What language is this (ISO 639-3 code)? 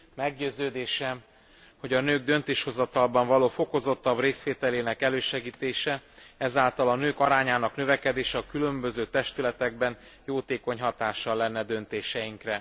hun